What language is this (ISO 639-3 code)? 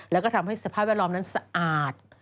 tha